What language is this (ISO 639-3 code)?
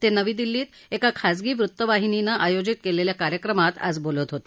mar